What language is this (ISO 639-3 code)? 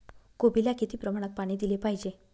mar